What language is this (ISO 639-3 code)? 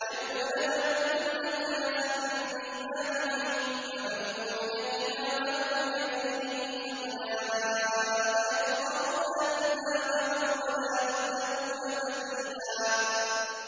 ara